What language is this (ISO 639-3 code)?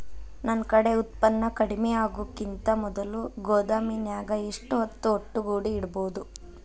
kan